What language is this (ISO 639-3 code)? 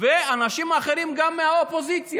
heb